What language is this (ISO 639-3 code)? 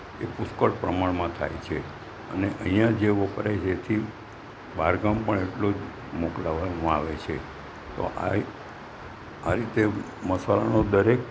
guj